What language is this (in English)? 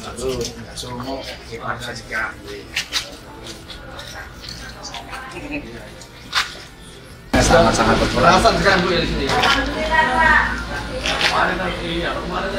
Indonesian